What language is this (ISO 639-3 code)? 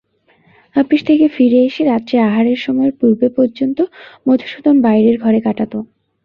ben